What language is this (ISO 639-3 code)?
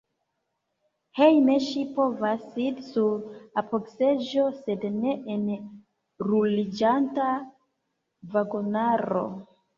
epo